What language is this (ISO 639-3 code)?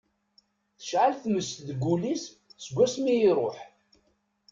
kab